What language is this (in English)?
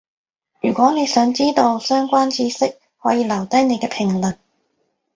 Cantonese